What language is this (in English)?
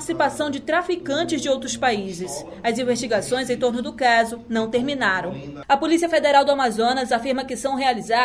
Portuguese